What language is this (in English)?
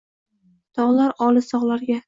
Uzbek